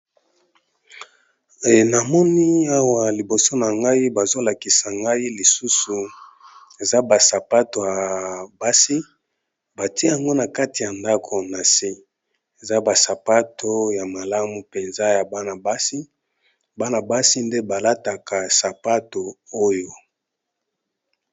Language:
Lingala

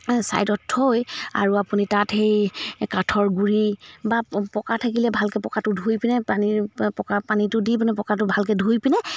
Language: Assamese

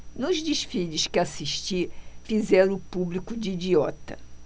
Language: Portuguese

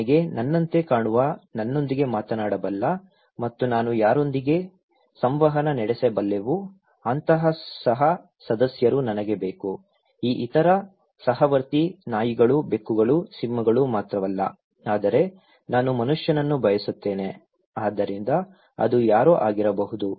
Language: Kannada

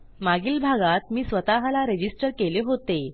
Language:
Marathi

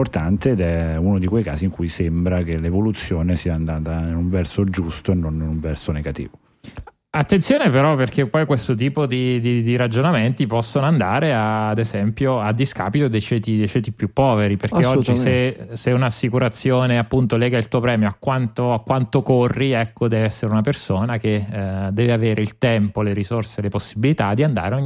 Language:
Italian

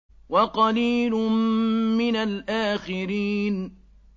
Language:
Arabic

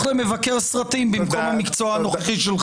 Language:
Hebrew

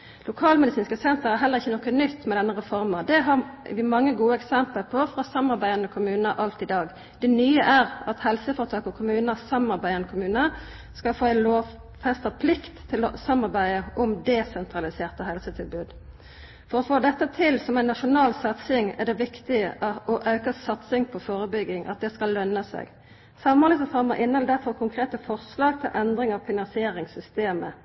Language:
Norwegian Nynorsk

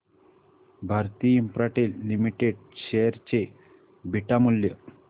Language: Marathi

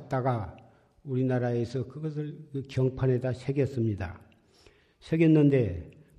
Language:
Korean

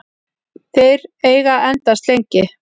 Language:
Icelandic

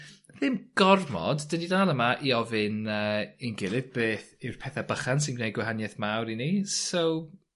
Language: Welsh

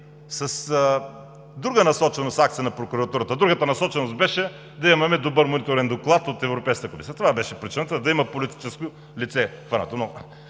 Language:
Bulgarian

